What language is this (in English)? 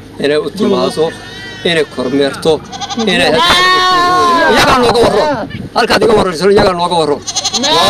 Arabic